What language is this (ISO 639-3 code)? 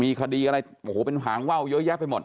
tha